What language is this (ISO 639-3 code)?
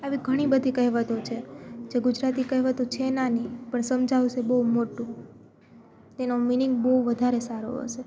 guj